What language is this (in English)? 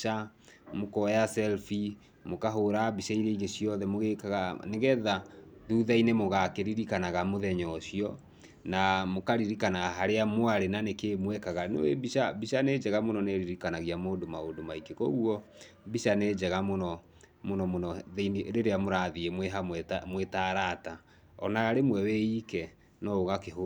Kikuyu